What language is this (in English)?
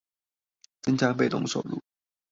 Chinese